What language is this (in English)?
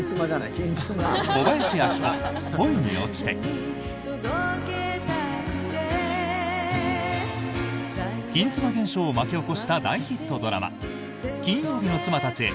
Japanese